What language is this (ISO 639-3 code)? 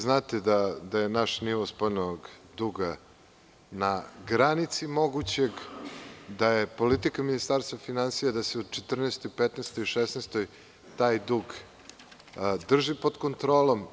srp